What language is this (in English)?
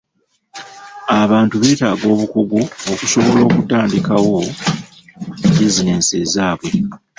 Ganda